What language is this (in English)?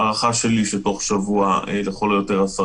Hebrew